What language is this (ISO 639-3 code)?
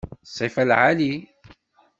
kab